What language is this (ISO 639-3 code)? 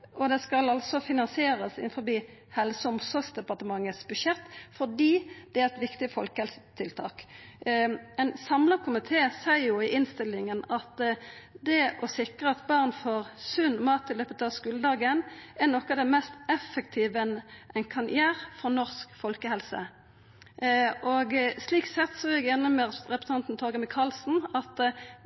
nno